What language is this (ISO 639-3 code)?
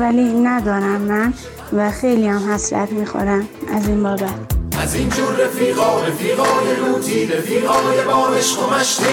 fas